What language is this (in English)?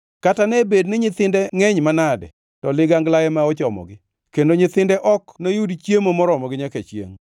Luo (Kenya and Tanzania)